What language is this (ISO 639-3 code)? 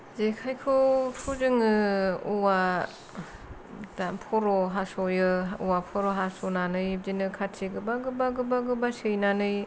brx